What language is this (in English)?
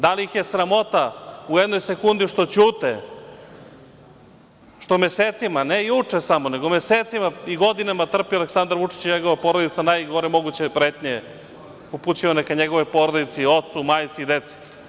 Serbian